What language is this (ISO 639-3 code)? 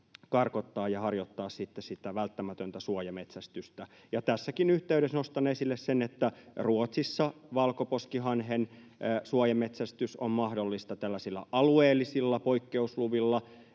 fin